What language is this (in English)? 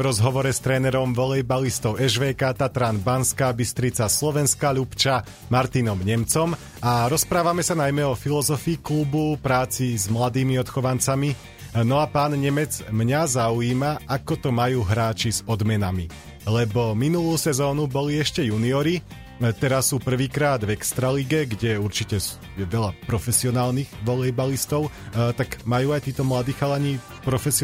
Slovak